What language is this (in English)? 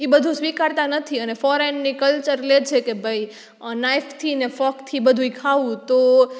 Gujarati